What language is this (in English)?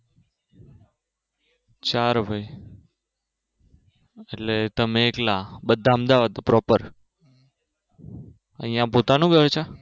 Gujarati